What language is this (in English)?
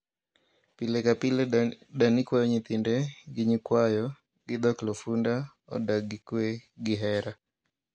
Luo (Kenya and Tanzania)